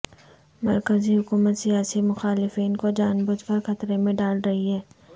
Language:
Urdu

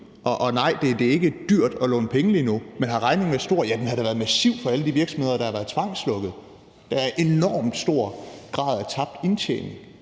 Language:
Danish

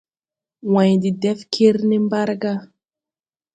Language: Tupuri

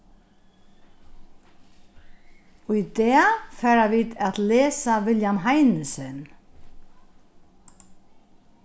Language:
Faroese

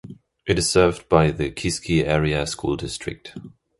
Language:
English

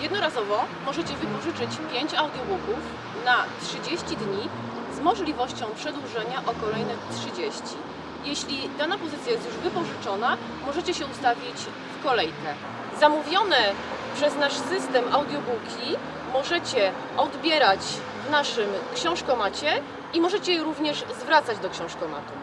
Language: Polish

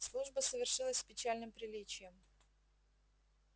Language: Russian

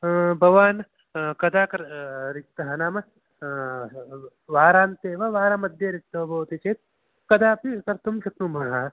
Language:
Sanskrit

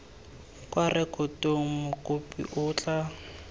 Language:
Tswana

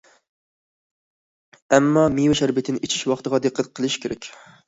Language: Uyghur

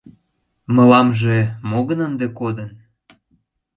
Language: Mari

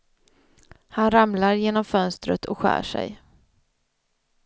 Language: Swedish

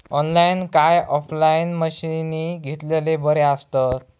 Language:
Marathi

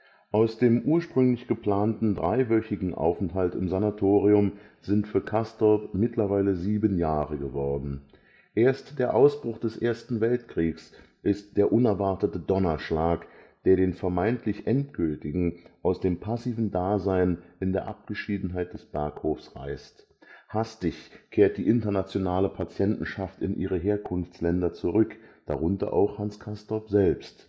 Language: German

